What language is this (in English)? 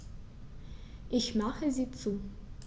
German